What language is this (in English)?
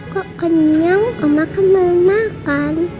Indonesian